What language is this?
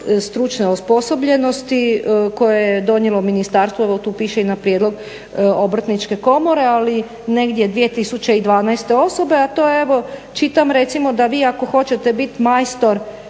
Croatian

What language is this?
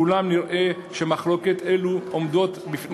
Hebrew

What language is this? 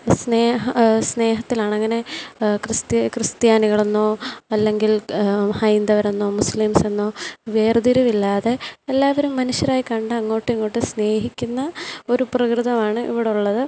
Malayalam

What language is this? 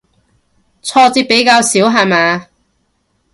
Cantonese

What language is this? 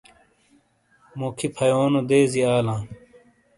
Shina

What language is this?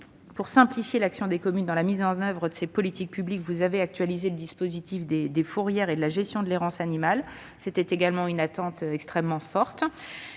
French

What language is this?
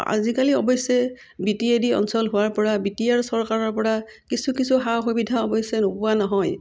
Assamese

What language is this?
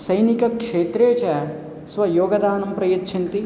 Sanskrit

